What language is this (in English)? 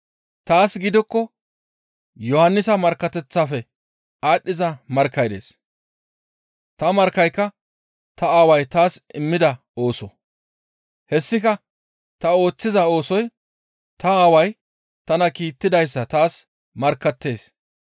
Gamo